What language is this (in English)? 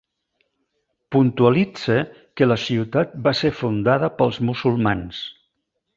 Catalan